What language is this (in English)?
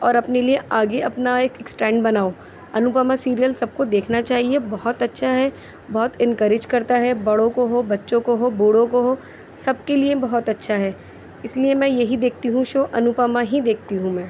Urdu